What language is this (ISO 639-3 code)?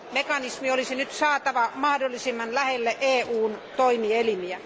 fin